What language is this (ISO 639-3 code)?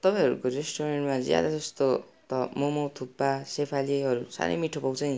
nep